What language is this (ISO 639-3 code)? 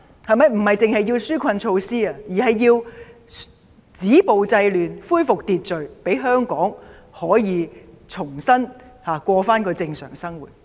yue